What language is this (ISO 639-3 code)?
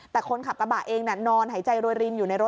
tha